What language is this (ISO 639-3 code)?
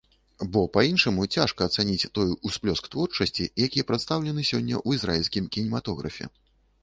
bel